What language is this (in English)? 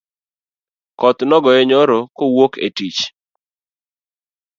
Luo (Kenya and Tanzania)